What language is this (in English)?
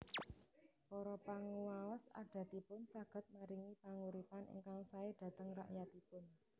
Javanese